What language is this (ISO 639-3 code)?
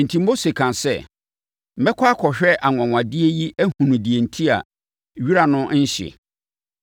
aka